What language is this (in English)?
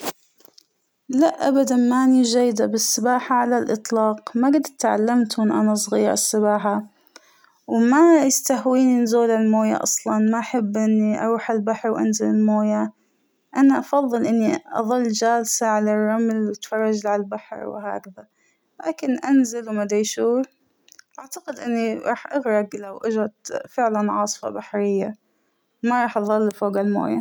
Hijazi Arabic